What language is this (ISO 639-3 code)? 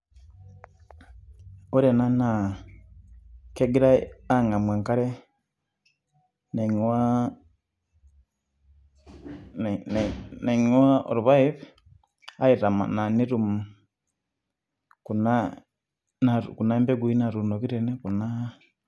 mas